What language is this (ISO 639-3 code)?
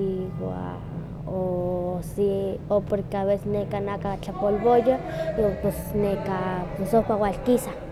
nhq